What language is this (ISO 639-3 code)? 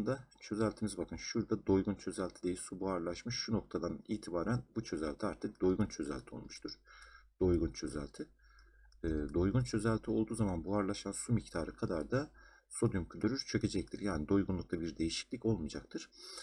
tur